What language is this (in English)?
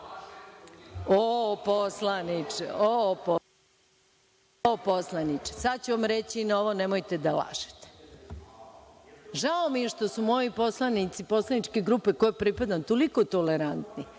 Serbian